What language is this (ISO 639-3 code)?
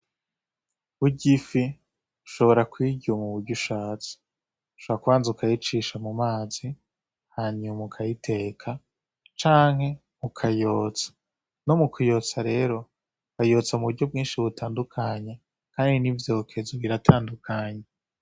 run